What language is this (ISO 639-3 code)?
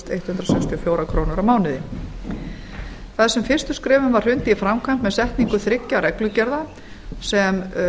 isl